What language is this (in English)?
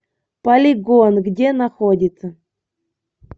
Russian